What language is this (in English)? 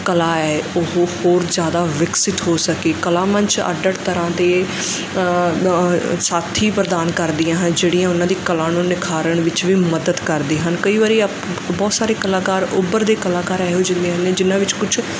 Punjabi